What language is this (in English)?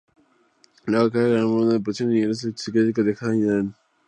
Spanish